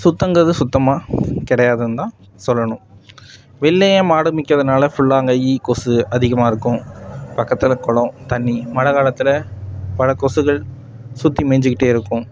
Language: Tamil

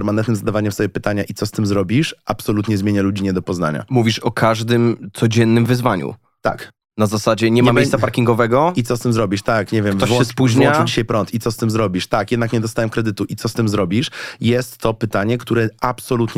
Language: Polish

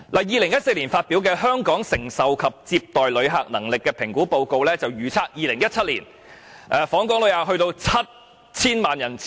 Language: Cantonese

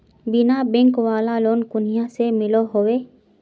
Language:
Magahi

